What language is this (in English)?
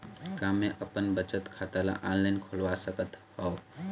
Chhattisgarhi